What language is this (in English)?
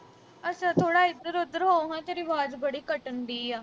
Punjabi